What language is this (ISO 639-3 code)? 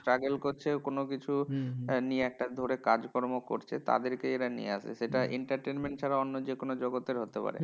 ben